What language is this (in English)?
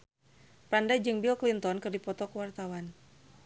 Sundanese